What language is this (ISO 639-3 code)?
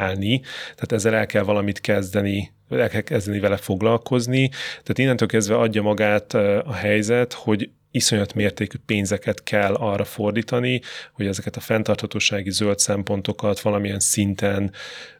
hun